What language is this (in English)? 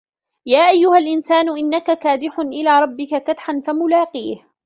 Arabic